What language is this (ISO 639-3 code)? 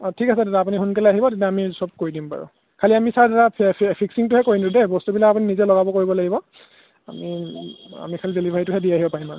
asm